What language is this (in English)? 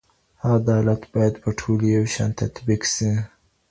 Pashto